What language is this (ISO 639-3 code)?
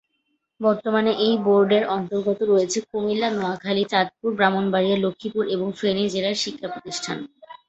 ben